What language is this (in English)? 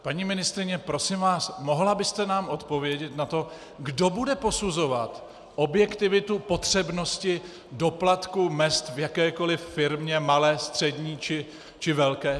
Czech